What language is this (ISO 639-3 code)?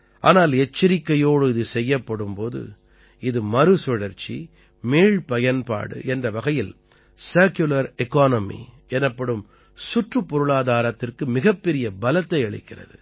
tam